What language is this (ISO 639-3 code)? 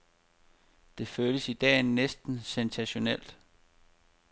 dan